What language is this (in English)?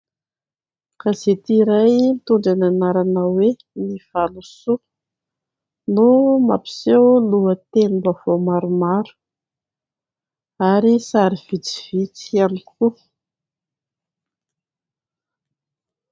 Malagasy